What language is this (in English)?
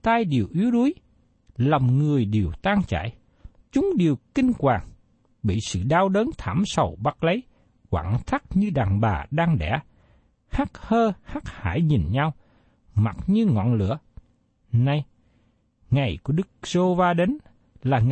Vietnamese